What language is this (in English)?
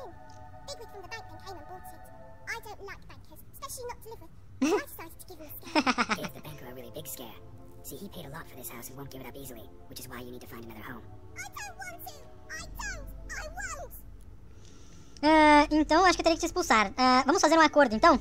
Portuguese